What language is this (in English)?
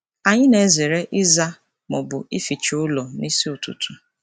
Igbo